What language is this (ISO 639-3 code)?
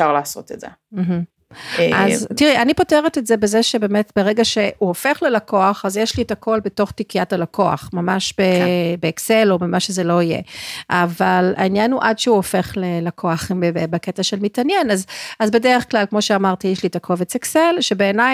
heb